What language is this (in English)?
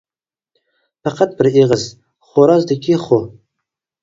Uyghur